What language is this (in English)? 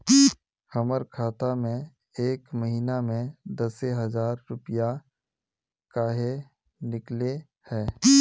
Magahi